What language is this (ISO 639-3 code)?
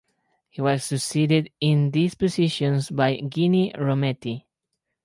eng